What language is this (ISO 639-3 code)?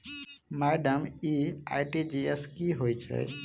mai